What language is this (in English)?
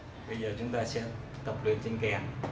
Vietnamese